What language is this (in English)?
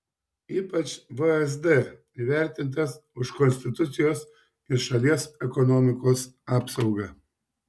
Lithuanian